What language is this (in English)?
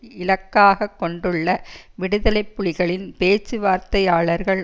Tamil